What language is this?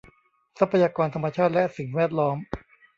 Thai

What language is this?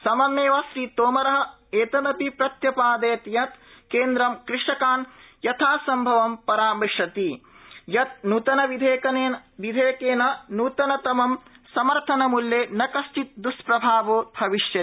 Sanskrit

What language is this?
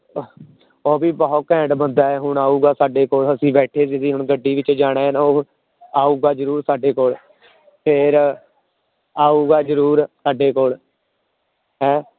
Punjabi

